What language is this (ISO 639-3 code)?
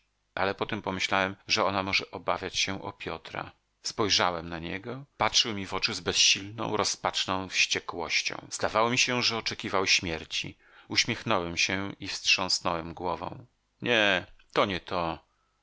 pol